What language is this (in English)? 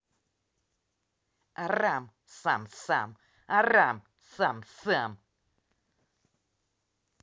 Russian